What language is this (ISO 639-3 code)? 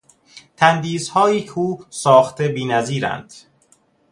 fas